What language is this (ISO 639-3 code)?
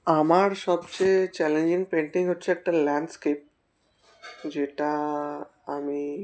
ben